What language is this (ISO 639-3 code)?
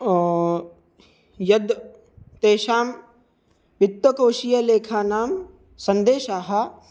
san